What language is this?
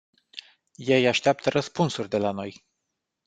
Romanian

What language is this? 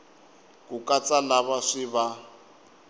Tsonga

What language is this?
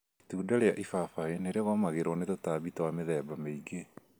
Kikuyu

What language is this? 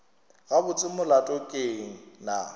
Northern Sotho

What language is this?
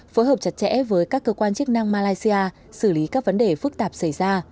Vietnamese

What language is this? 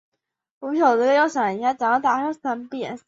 Chinese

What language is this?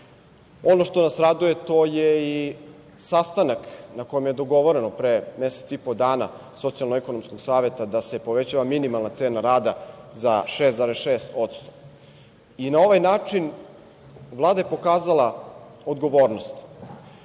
Serbian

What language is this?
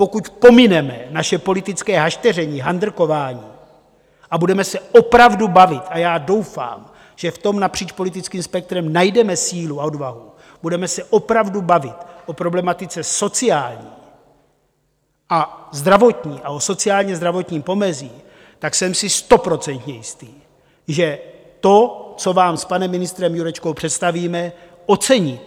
Czech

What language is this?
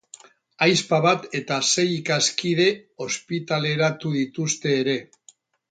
Basque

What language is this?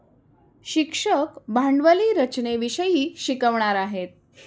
Marathi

